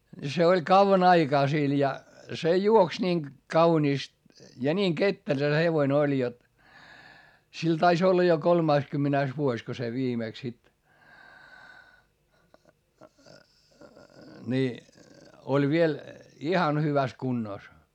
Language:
Finnish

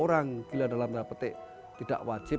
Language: Indonesian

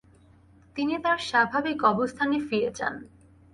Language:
Bangla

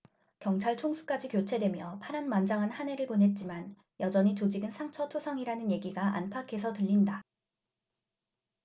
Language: Korean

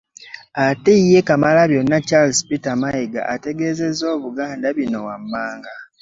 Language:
Ganda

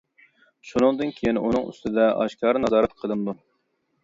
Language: Uyghur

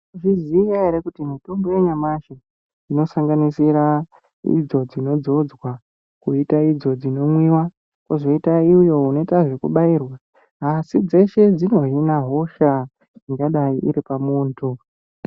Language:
Ndau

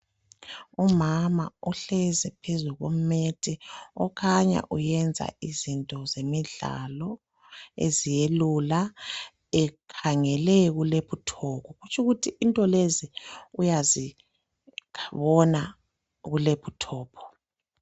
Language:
North Ndebele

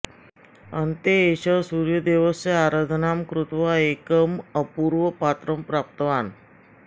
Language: Sanskrit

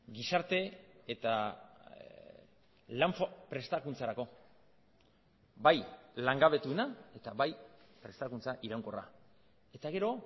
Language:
Basque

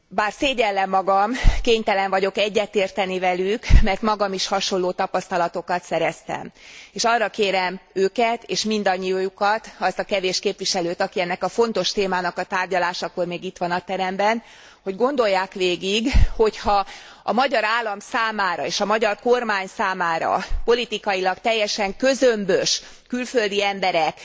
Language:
Hungarian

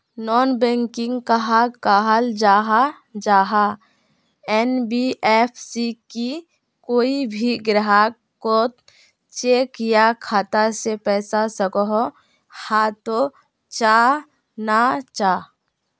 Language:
Magahi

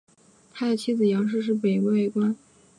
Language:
Chinese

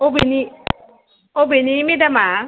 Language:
Bodo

